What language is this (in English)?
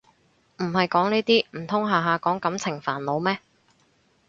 Cantonese